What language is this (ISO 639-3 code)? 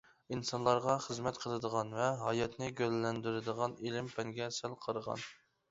uig